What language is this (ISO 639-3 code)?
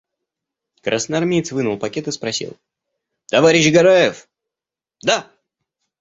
rus